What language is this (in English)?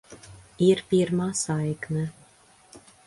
Latvian